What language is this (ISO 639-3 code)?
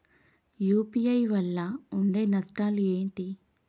tel